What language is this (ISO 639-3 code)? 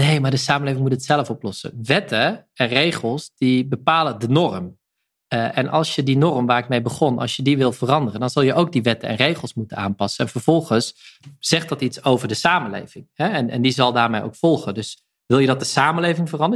nld